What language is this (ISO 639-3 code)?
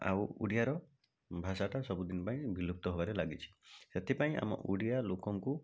ori